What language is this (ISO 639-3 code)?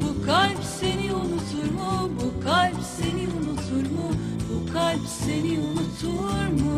tur